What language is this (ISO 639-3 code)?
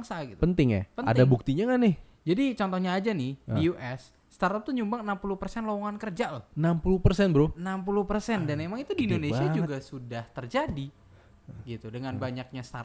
ind